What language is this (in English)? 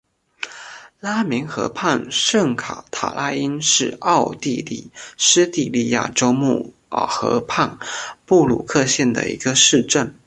Chinese